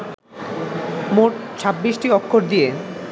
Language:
Bangla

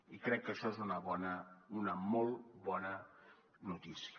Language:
Catalan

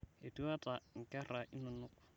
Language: Masai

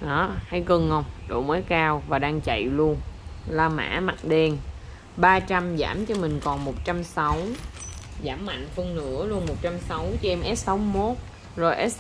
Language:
Vietnamese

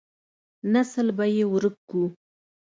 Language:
Pashto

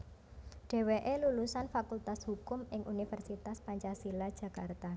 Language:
Javanese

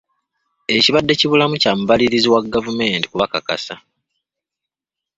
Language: Ganda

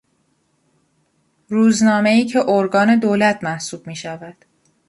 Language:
Persian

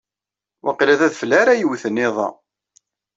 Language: Kabyle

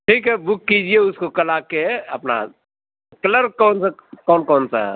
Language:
Urdu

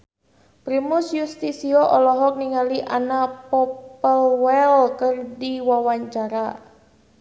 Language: Sundanese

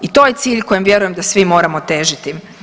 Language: Croatian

